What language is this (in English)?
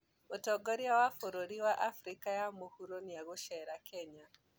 Kikuyu